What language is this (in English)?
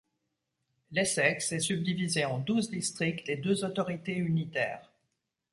French